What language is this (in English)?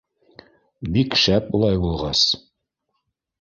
Bashkir